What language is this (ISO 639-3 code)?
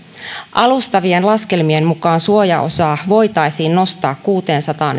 fin